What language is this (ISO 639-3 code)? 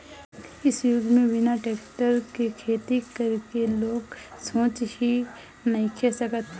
bho